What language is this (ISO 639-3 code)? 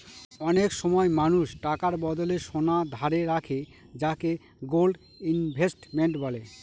ben